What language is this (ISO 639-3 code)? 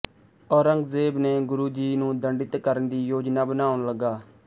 pan